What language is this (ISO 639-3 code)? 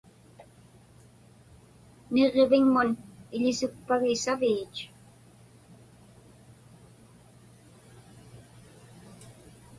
ipk